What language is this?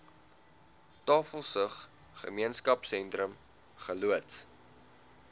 Afrikaans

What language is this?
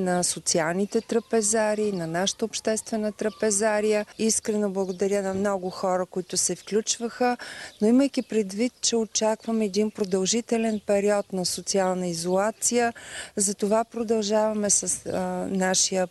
Bulgarian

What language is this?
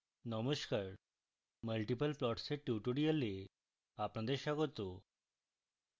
Bangla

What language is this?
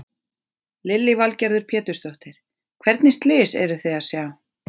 Icelandic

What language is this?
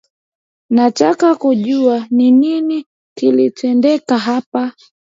Swahili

